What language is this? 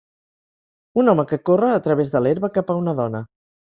Catalan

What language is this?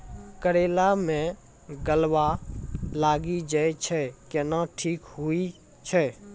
Maithili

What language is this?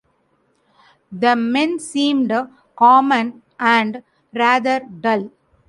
English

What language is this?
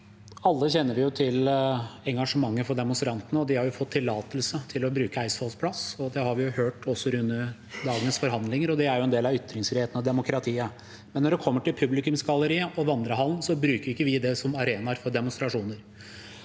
Norwegian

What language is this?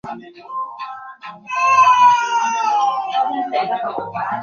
Swahili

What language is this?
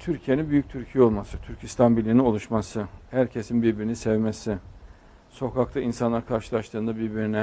Turkish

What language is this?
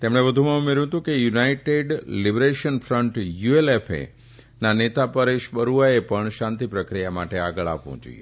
Gujarati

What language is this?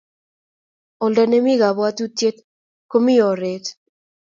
Kalenjin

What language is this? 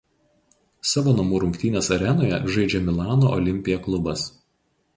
Lithuanian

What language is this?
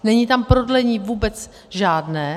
Czech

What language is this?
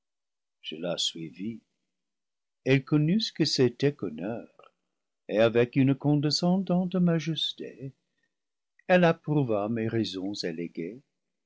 French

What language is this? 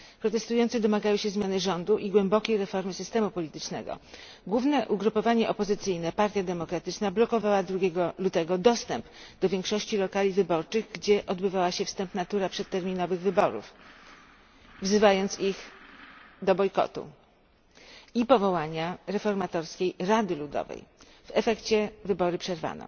Polish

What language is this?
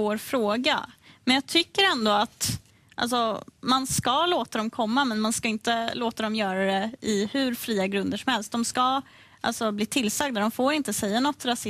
Swedish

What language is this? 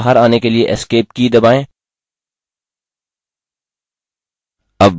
Hindi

